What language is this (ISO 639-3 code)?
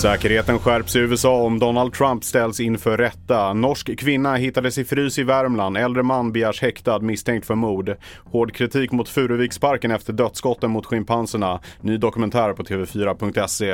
swe